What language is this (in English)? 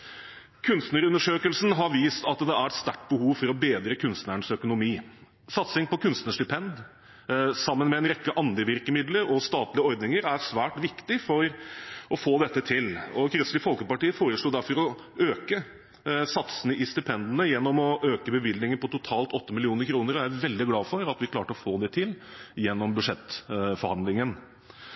Norwegian Bokmål